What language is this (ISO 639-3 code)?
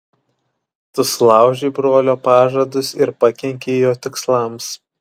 lit